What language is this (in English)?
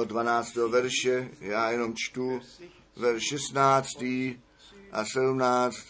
Czech